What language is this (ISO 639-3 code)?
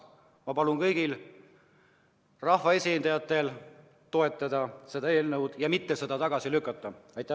est